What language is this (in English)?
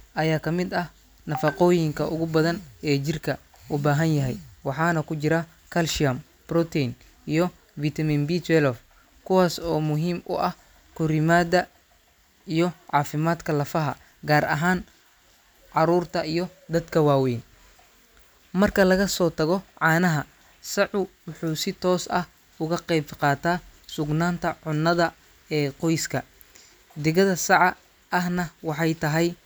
Somali